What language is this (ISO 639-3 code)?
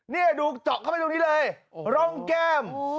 tha